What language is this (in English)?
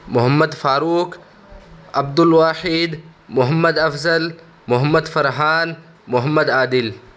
Urdu